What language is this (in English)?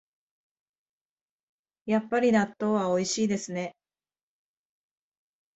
Japanese